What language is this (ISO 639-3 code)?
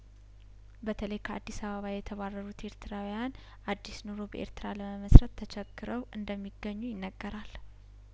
amh